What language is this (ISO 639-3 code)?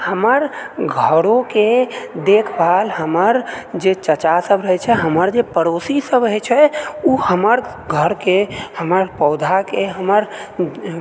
mai